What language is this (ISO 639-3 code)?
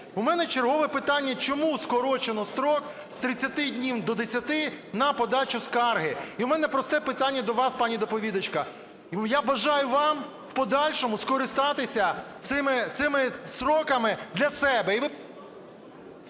ukr